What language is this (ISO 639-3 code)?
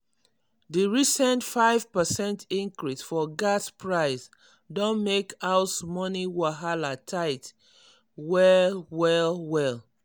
pcm